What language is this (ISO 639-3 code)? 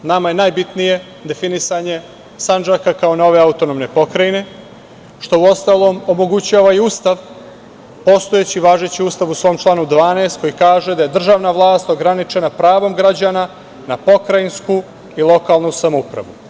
srp